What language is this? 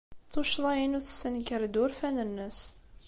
Kabyle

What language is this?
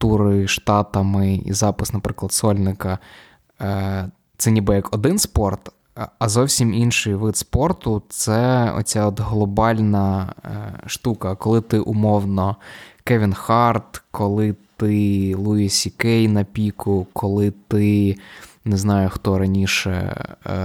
Ukrainian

